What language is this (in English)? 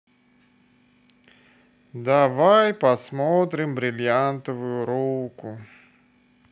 Russian